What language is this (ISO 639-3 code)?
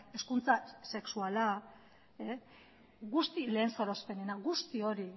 eus